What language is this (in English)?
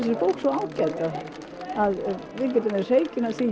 Icelandic